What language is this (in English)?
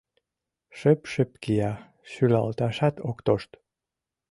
Mari